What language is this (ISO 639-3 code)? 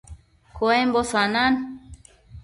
mcf